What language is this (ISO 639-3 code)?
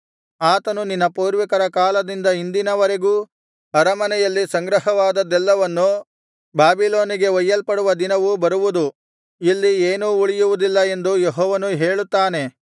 kan